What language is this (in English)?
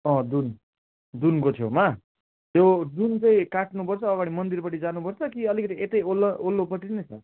Nepali